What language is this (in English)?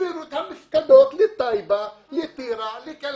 Hebrew